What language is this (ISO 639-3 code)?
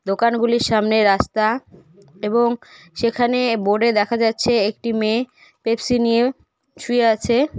ben